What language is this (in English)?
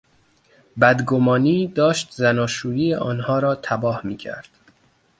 Persian